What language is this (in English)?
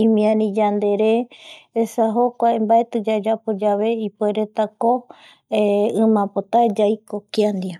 Eastern Bolivian Guaraní